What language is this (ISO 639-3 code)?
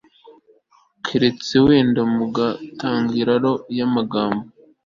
kin